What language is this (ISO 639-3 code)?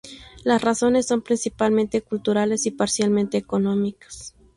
spa